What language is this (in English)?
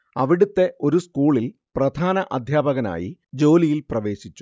Malayalam